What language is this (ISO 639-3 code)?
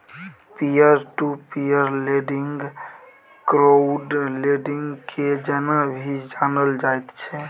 mai